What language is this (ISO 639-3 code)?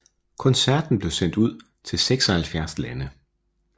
dan